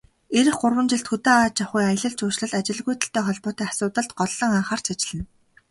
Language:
Mongolian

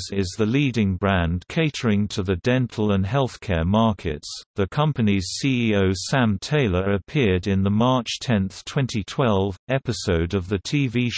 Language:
English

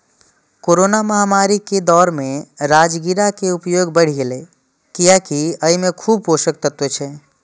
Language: Maithili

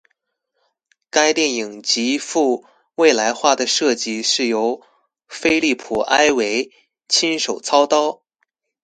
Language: Chinese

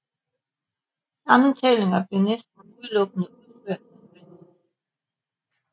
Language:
Danish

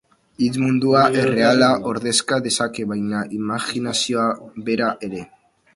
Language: Basque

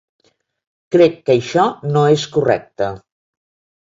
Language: Catalan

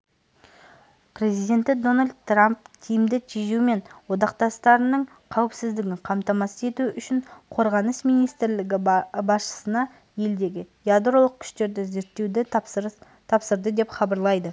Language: Kazakh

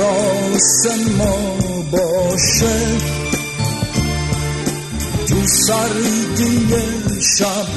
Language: Persian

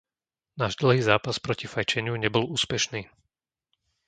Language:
Slovak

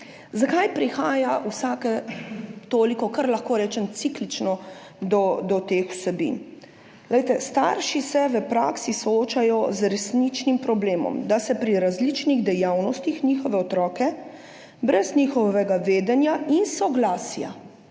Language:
Slovenian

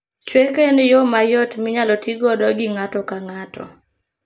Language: Luo (Kenya and Tanzania)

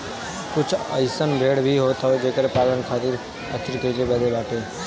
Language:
Bhojpuri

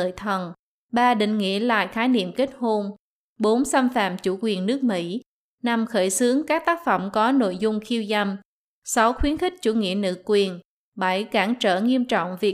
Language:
Vietnamese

